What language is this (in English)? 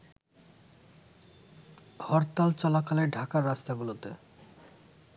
Bangla